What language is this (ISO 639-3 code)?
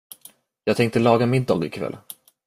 swe